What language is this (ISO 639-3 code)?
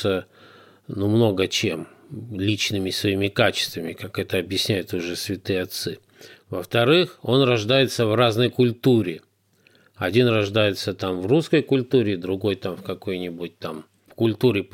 rus